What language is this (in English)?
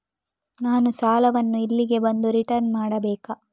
Kannada